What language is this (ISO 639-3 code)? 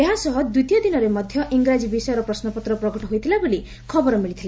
ori